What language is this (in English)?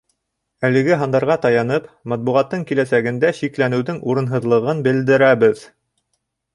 Bashkir